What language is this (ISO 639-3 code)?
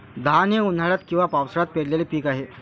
mar